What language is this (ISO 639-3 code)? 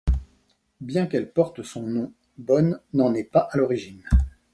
fra